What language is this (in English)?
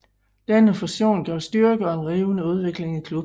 Danish